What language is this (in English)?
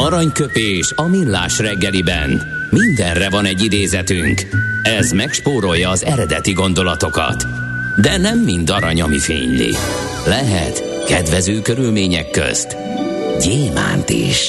Hungarian